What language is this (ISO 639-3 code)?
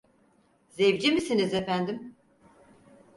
tur